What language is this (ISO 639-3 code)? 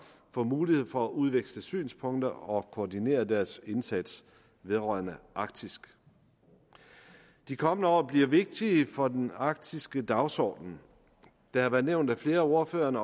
dan